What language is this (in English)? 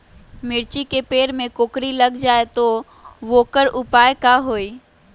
Magahi